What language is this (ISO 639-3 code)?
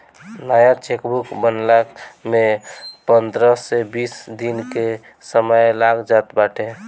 bho